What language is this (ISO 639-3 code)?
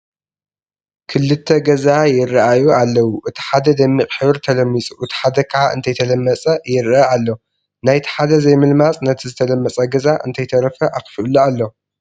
tir